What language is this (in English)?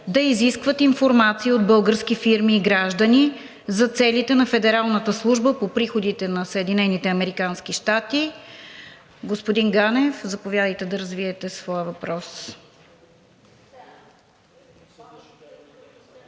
Bulgarian